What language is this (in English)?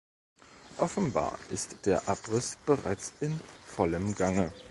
German